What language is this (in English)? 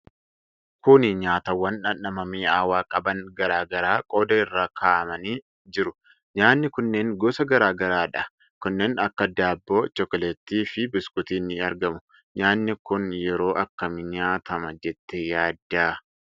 Oromo